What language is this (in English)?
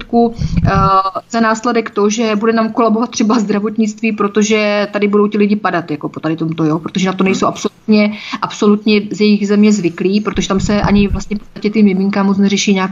Czech